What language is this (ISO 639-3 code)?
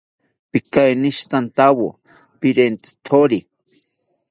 cpy